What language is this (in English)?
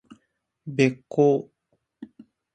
Japanese